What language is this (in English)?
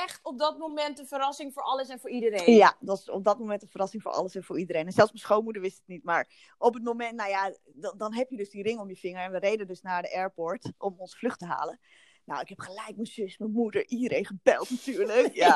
Dutch